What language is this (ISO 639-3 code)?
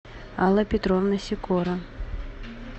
rus